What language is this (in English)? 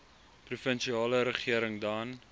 Afrikaans